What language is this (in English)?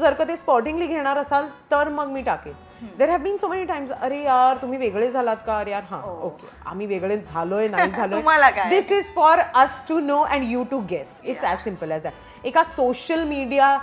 Marathi